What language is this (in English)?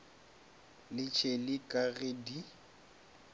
Northern Sotho